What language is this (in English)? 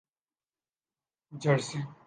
Urdu